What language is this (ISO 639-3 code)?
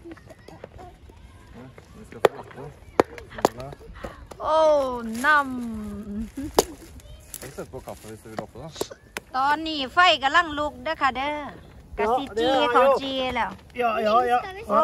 tha